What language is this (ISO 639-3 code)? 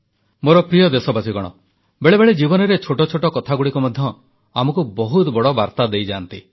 ori